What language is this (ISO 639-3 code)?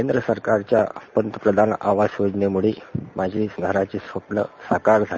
mar